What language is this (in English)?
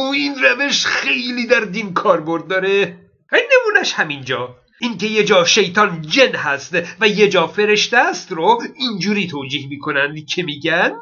Persian